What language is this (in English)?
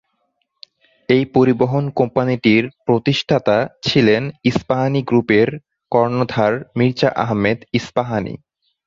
Bangla